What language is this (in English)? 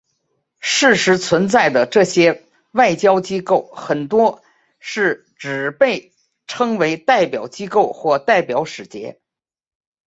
Chinese